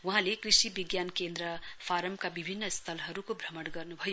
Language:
Nepali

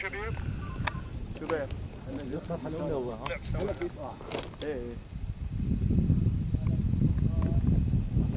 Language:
Arabic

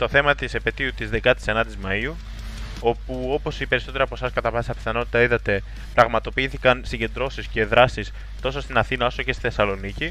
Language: Greek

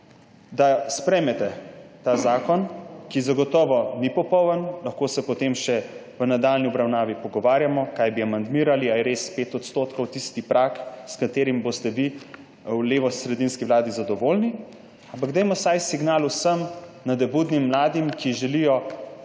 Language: Slovenian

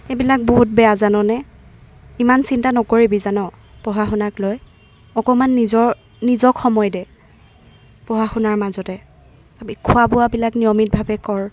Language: Assamese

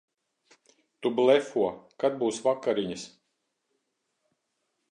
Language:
Latvian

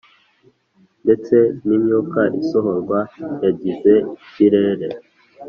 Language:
Kinyarwanda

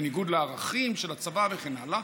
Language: Hebrew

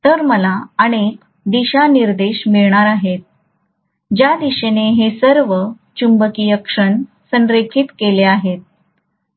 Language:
Marathi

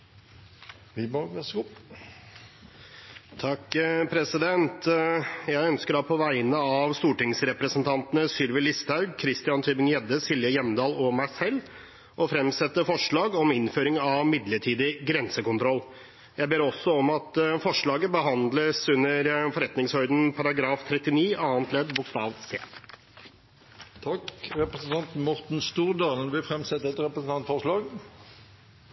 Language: Norwegian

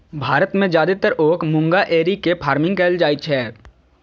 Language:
Maithili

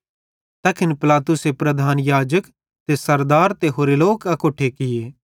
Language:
Bhadrawahi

